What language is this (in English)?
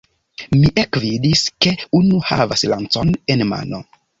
Esperanto